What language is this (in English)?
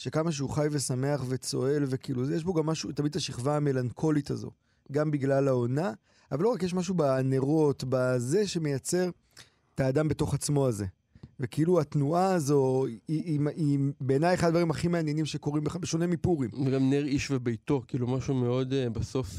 Hebrew